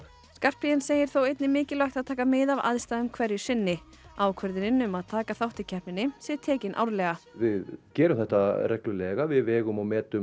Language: Icelandic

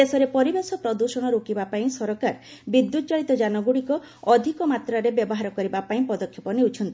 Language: Odia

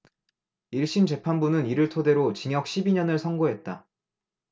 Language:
Korean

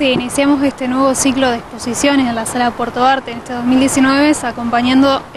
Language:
Spanish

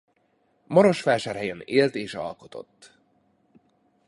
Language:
Hungarian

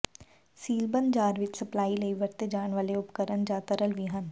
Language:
Punjabi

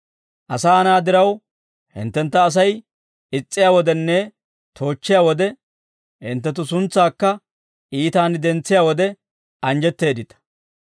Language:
Dawro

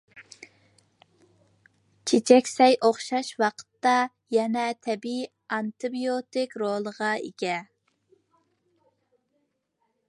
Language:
Uyghur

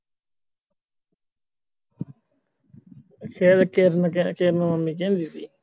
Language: Punjabi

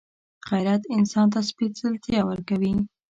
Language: Pashto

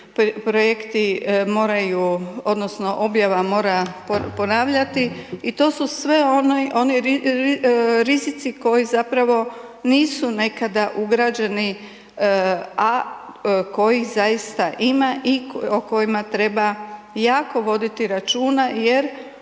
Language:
Croatian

